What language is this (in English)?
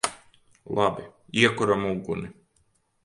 Latvian